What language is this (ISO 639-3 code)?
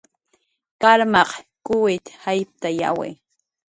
jqr